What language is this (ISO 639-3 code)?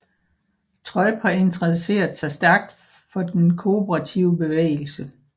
dan